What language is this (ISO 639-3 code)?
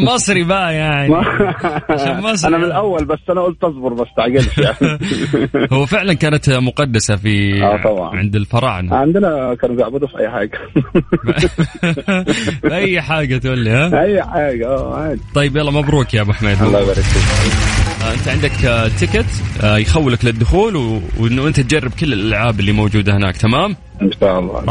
ara